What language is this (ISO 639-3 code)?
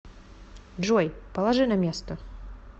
rus